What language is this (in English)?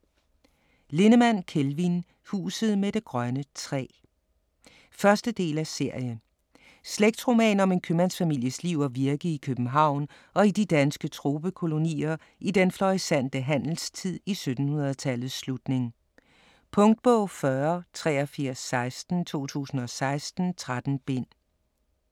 Danish